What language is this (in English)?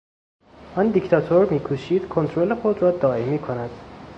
Persian